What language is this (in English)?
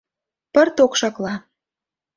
Mari